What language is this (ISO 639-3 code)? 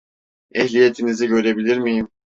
tur